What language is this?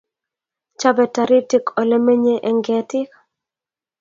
Kalenjin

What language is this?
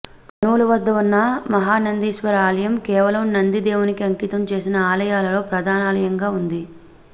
Telugu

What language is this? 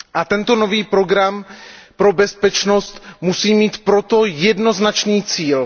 Czech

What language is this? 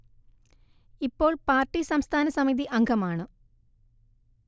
Malayalam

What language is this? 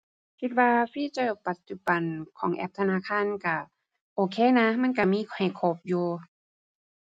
Thai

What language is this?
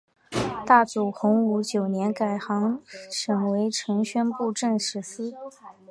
Chinese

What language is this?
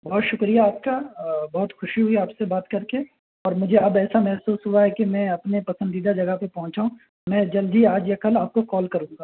Urdu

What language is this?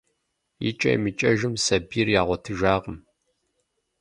Kabardian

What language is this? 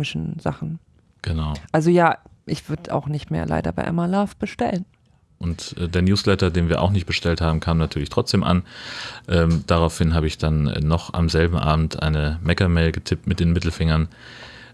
German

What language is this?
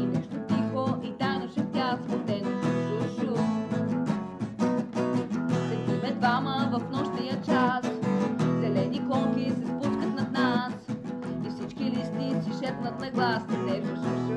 Greek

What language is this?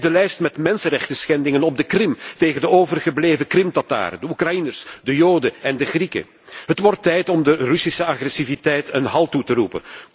Dutch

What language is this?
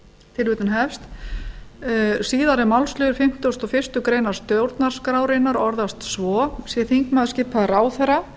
Icelandic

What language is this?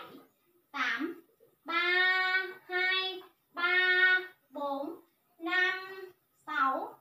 Vietnamese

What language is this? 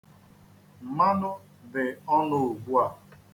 Igbo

